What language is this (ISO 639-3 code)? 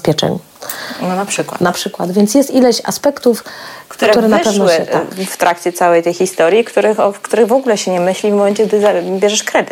pol